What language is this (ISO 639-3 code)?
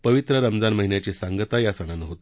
mar